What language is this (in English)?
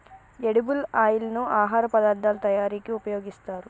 Telugu